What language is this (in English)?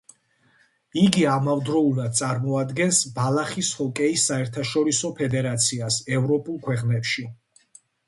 Georgian